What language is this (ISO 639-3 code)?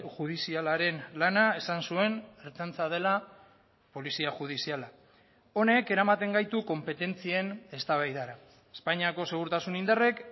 eus